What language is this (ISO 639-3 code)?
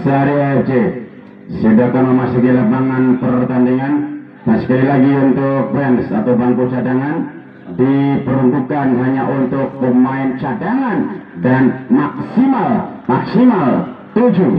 ind